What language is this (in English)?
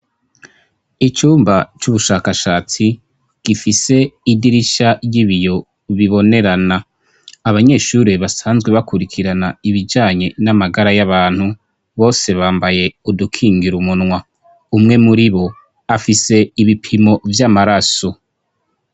Rundi